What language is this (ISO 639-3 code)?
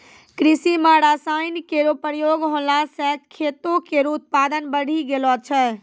mai